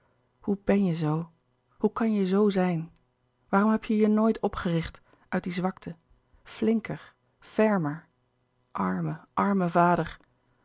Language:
Dutch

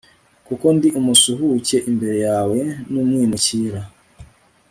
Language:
Kinyarwanda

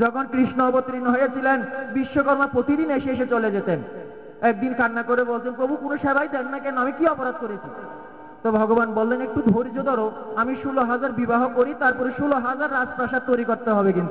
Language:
Bangla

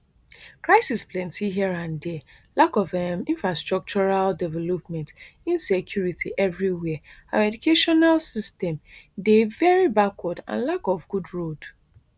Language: Nigerian Pidgin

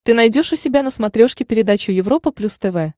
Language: Russian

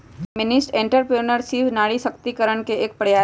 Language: Magahi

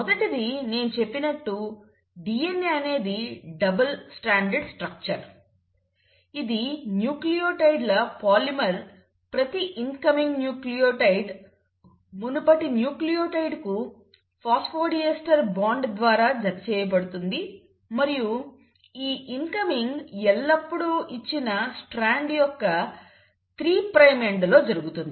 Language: Telugu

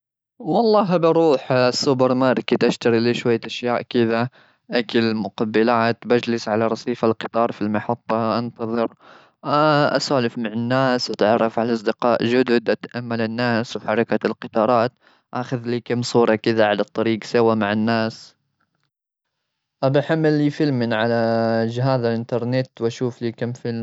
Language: Gulf Arabic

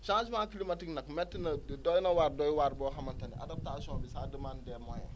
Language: Wolof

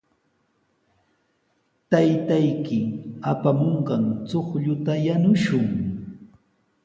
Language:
Sihuas Ancash Quechua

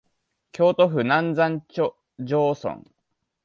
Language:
Japanese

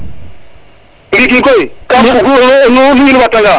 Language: Serer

